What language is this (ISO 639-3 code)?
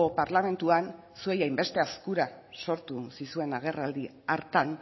eus